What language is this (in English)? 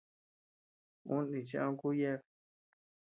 Tepeuxila Cuicatec